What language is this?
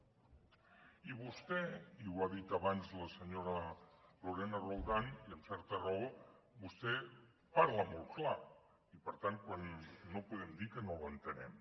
Catalan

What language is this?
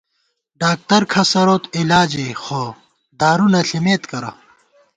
Gawar-Bati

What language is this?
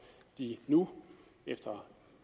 Danish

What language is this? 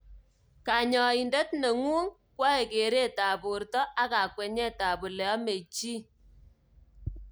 Kalenjin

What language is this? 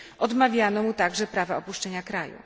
Polish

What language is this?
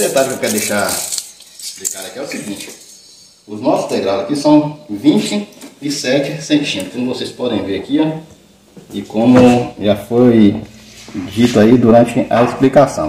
Portuguese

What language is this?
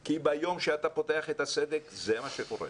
Hebrew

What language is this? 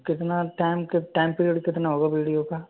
Hindi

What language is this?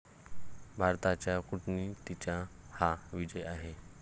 Marathi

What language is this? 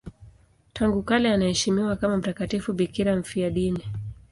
Swahili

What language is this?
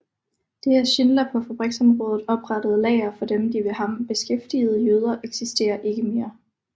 Danish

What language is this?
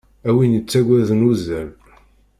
Kabyle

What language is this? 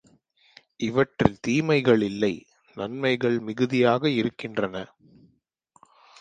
Tamil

